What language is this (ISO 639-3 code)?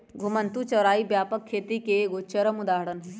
mag